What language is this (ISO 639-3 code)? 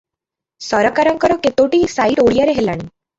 ori